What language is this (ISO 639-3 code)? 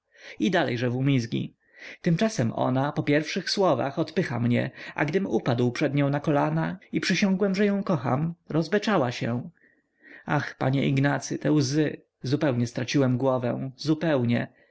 pol